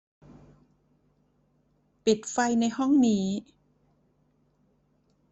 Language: Thai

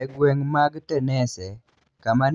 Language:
Luo (Kenya and Tanzania)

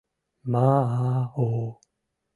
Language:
Mari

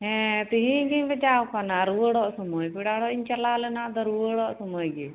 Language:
Santali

